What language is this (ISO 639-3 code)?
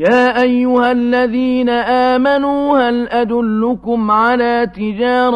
ara